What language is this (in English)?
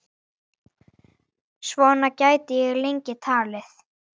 Icelandic